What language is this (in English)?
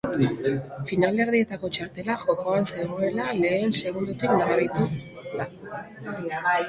Basque